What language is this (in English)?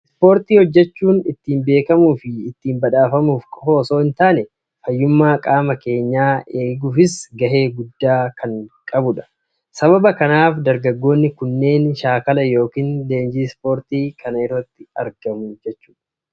Oromo